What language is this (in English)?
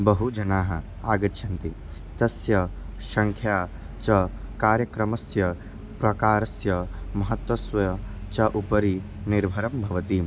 Sanskrit